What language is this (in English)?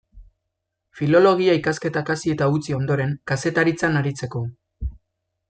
Basque